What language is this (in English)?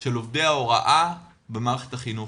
Hebrew